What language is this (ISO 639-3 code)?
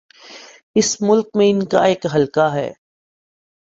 urd